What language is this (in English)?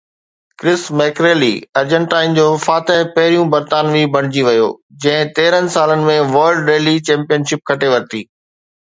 Sindhi